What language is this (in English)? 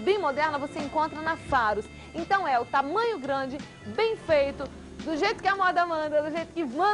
Portuguese